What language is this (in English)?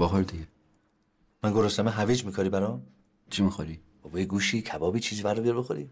Persian